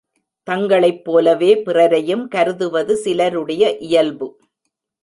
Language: Tamil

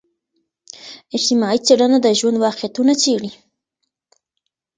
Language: Pashto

